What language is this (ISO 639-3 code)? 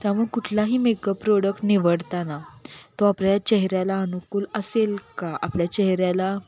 mar